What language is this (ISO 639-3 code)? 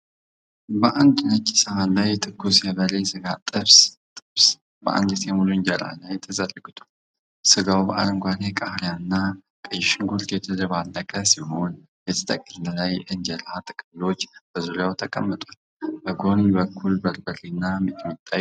amh